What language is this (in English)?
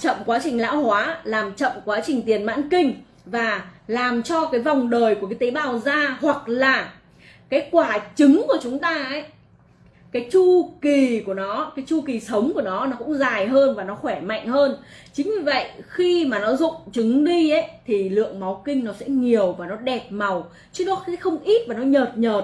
Vietnamese